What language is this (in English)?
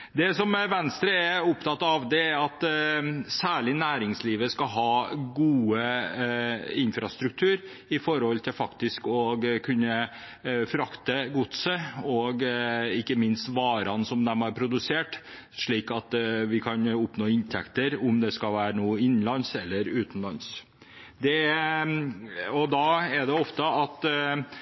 Norwegian Bokmål